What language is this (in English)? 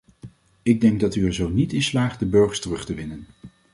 Dutch